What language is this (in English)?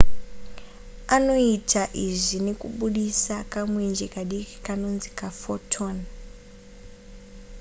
Shona